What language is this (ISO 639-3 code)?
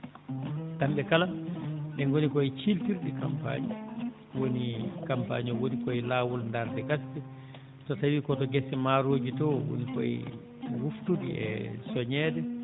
ful